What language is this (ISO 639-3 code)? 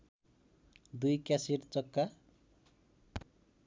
nep